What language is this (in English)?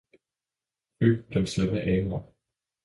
Danish